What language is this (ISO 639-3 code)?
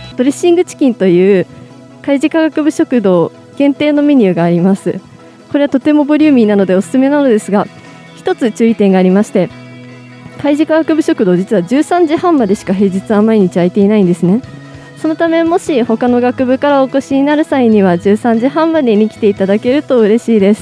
jpn